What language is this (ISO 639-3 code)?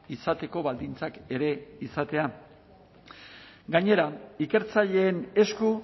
eus